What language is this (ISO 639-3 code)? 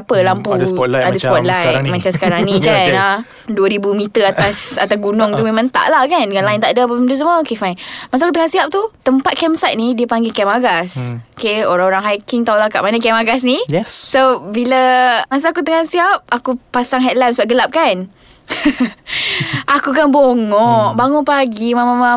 msa